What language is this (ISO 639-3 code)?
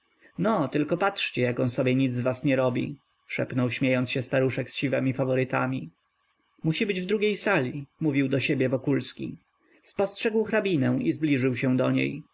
pol